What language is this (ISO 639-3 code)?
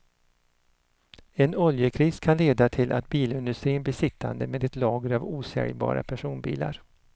swe